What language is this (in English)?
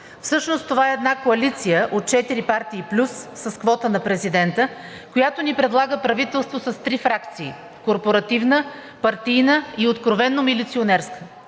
Bulgarian